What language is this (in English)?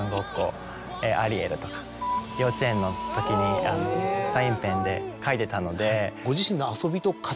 Japanese